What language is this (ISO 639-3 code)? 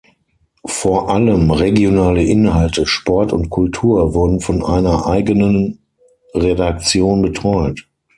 deu